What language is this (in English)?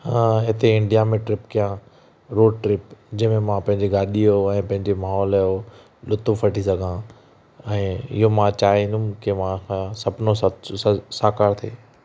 Sindhi